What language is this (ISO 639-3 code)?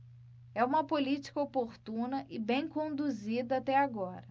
por